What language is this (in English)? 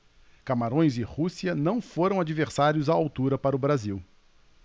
Portuguese